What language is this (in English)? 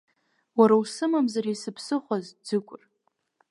Abkhazian